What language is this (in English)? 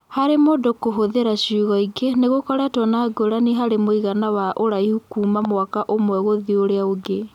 Kikuyu